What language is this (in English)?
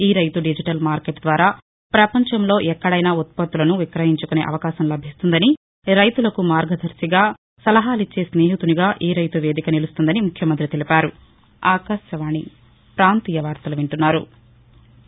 Telugu